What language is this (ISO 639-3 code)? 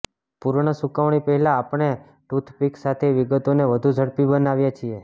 guj